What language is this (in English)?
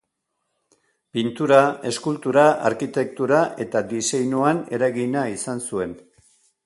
Basque